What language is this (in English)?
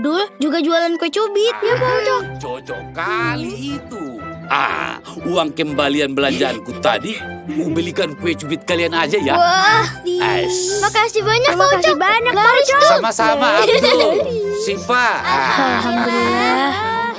Indonesian